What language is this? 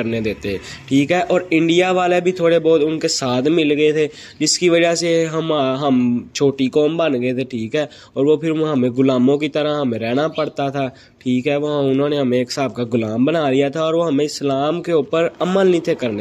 Urdu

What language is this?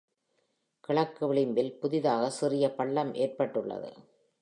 Tamil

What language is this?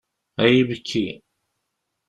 Kabyle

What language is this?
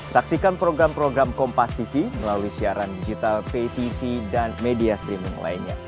Indonesian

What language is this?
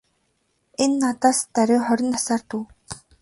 Mongolian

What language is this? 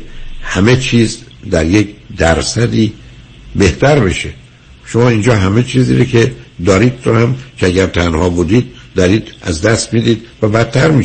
Persian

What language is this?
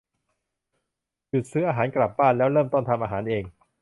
Thai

